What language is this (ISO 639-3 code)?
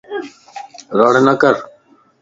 lss